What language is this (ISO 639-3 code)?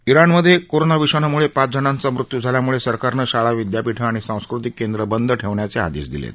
mar